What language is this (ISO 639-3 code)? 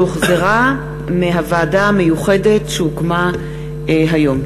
heb